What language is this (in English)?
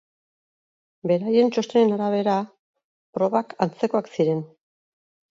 Basque